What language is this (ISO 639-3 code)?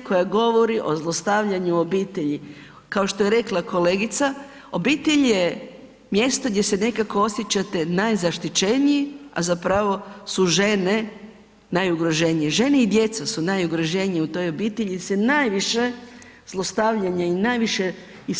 hrv